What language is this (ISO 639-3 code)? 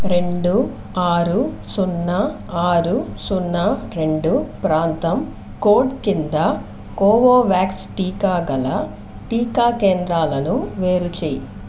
tel